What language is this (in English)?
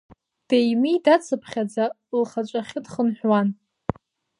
Abkhazian